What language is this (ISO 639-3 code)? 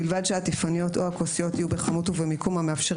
heb